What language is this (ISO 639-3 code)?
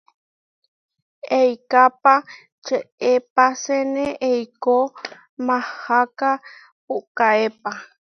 var